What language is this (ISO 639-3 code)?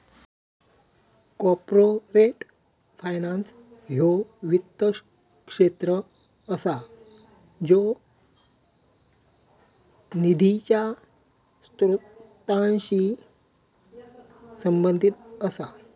mar